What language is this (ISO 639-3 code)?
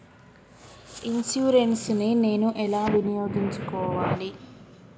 tel